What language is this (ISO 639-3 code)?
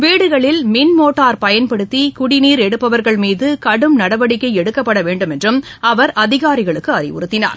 tam